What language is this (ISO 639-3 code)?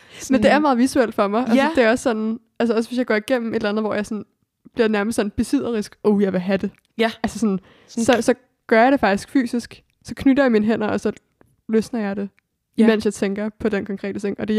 dan